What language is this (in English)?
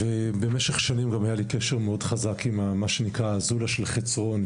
Hebrew